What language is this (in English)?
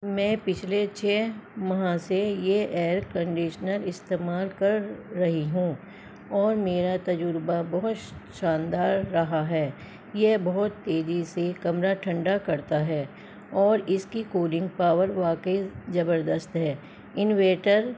Urdu